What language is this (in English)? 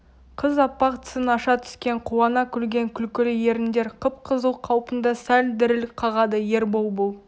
Kazakh